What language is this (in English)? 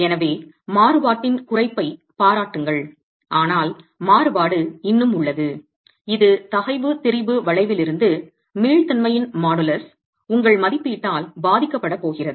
Tamil